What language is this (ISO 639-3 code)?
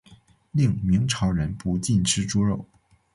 zho